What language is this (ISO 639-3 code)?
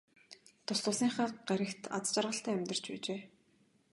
mon